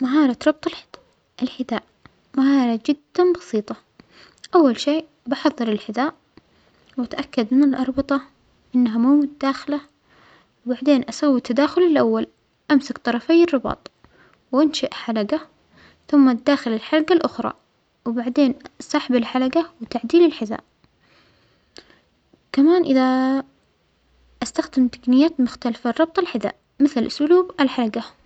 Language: Omani Arabic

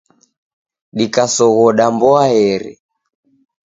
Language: Taita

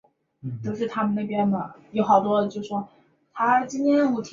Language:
Chinese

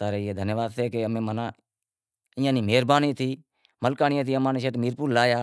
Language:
Wadiyara Koli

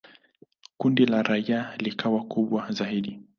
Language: Swahili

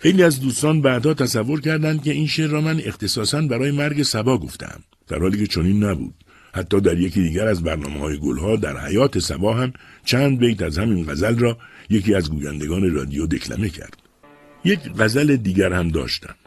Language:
Persian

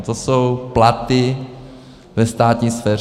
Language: Czech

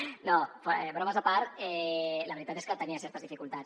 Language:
Catalan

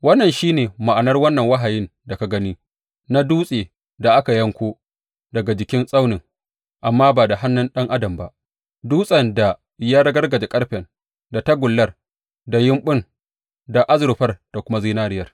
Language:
Hausa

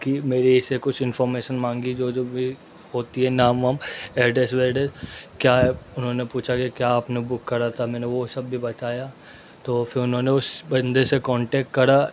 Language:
Urdu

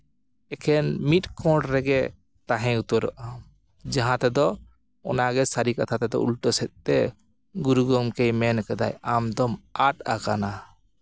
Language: Santali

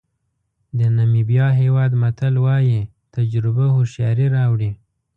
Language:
Pashto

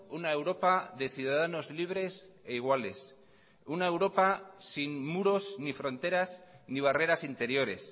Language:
Spanish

